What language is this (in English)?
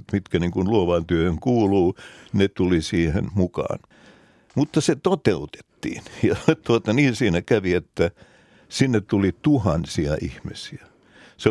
Finnish